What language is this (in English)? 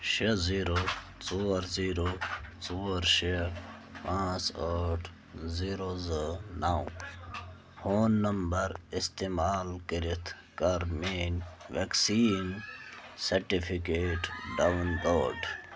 Kashmiri